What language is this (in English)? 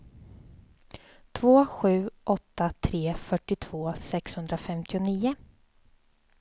Swedish